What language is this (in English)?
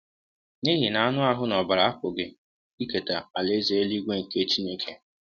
Igbo